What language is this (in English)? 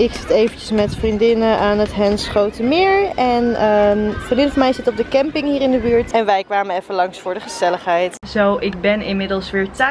Dutch